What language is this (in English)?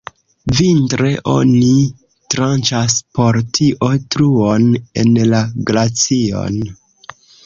Esperanto